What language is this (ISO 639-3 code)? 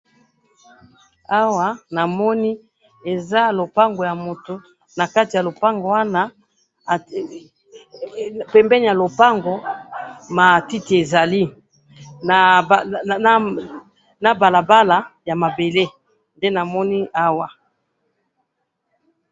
lin